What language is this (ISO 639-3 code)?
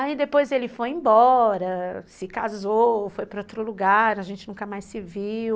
por